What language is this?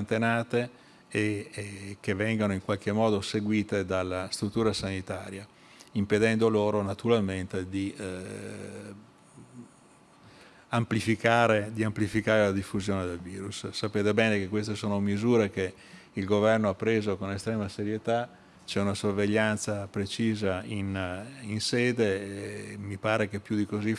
Italian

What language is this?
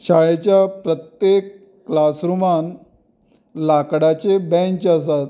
Konkani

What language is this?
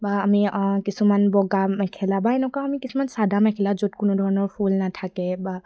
Assamese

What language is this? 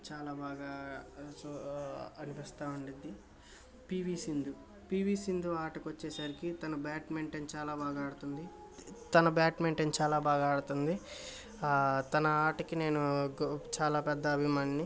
Telugu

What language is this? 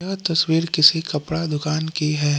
Hindi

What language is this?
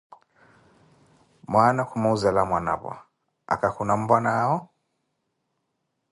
Koti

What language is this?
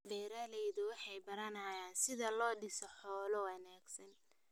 Somali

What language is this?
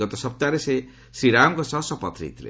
Odia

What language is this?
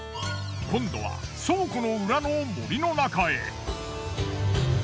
Japanese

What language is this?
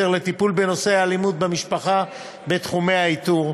Hebrew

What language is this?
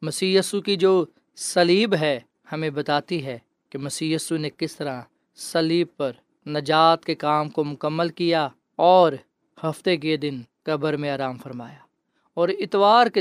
Urdu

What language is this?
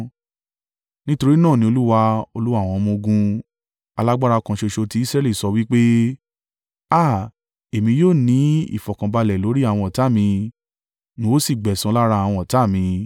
Yoruba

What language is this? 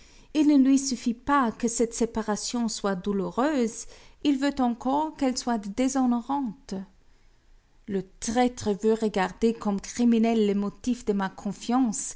French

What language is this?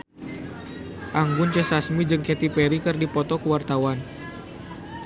Sundanese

